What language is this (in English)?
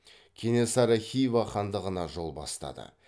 Kazakh